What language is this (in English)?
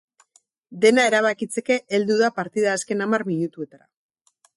Basque